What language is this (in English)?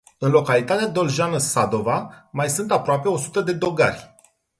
Romanian